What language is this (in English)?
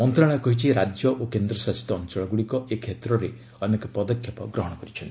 Odia